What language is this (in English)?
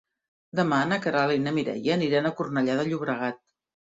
Catalan